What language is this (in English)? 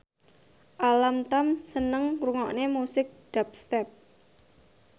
Javanese